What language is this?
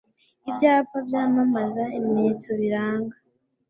Kinyarwanda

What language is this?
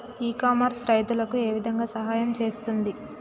Telugu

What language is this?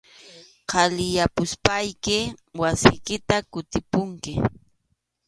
Arequipa-La Unión Quechua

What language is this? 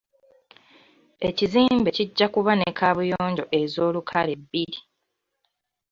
Ganda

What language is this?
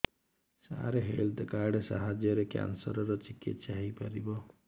Odia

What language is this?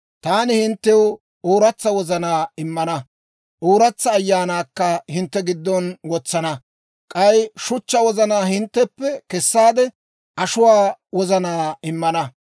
Dawro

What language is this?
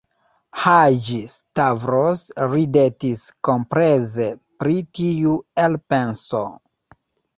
Esperanto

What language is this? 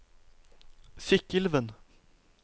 Norwegian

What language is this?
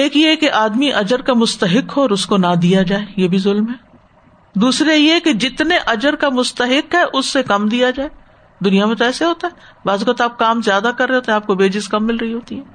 Urdu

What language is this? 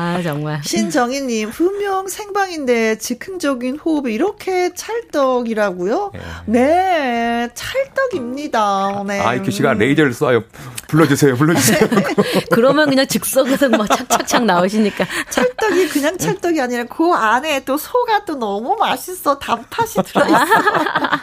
Korean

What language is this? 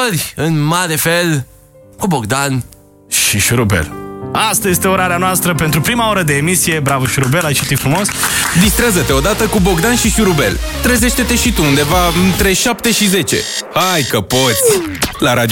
Romanian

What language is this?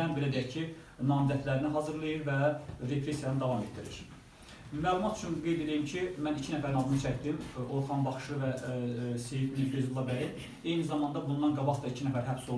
Azerbaijani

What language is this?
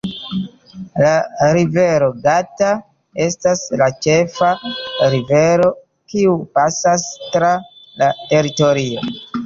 Esperanto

